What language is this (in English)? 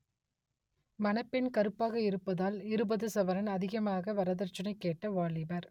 Tamil